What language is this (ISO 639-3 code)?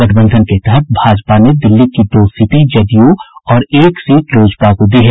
hin